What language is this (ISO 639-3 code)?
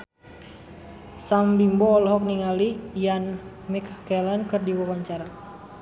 sun